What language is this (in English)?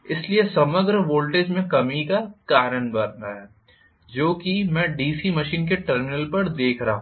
Hindi